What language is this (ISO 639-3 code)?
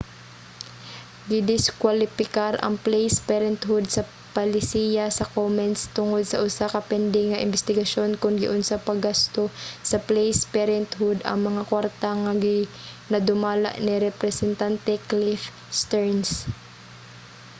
ceb